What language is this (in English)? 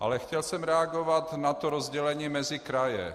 Czech